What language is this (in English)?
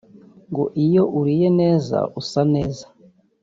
Kinyarwanda